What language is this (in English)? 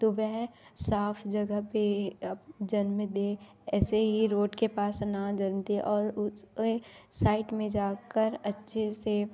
Hindi